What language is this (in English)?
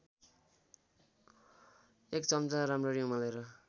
Nepali